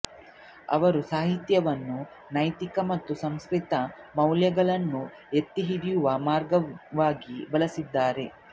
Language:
Kannada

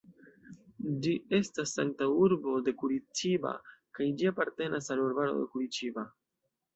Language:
Esperanto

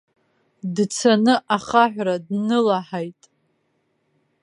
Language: Abkhazian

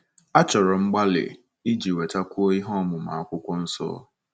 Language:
Igbo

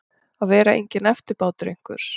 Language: Icelandic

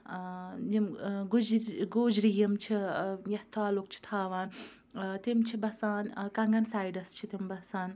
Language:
Kashmiri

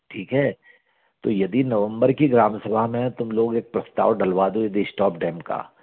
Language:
Hindi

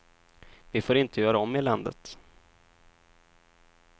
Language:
Swedish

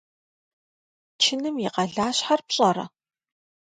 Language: Kabardian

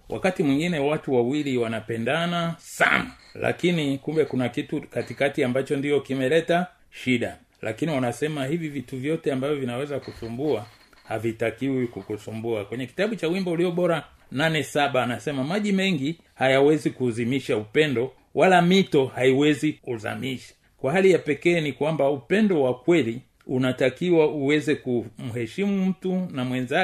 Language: Swahili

